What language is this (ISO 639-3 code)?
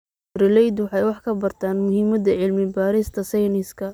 som